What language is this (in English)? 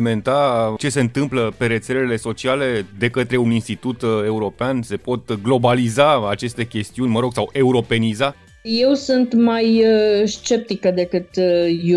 Romanian